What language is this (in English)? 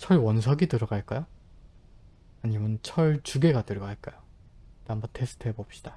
Korean